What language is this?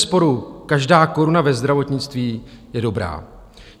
Czech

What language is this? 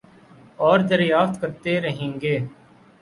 Urdu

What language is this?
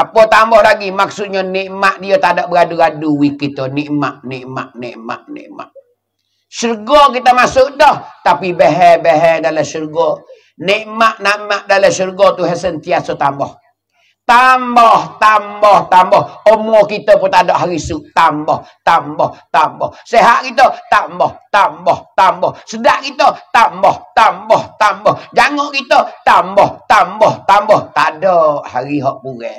Malay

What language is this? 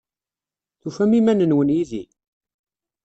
Kabyle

